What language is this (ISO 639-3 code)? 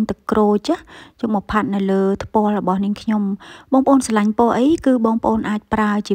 vie